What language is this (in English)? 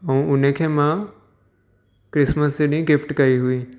Sindhi